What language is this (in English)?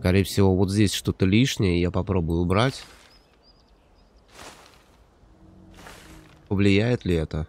Russian